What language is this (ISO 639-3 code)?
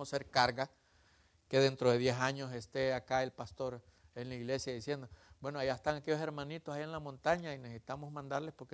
spa